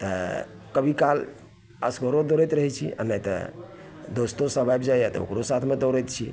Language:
Maithili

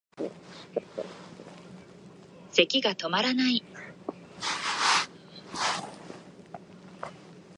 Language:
Japanese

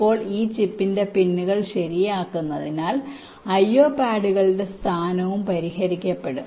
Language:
Malayalam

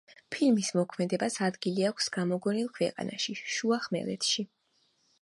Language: Georgian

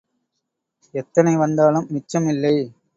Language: Tamil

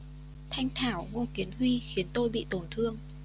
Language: Vietnamese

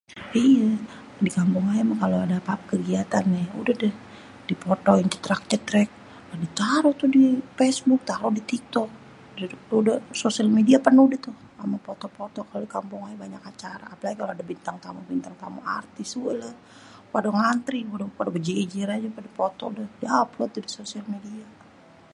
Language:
Betawi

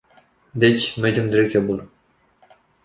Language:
Romanian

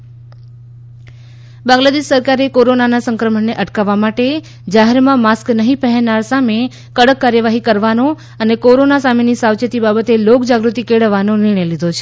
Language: Gujarati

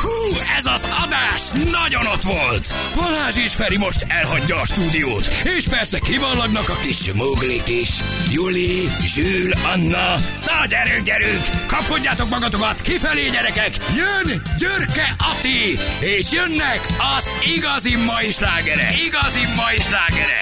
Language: Hungarian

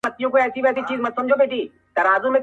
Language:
Pashto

